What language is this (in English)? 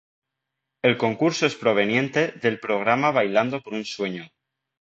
Spanish